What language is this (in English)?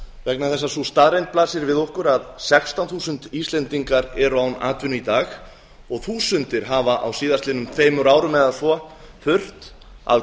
Icelandic